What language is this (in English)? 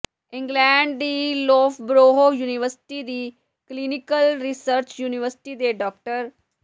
Punjabi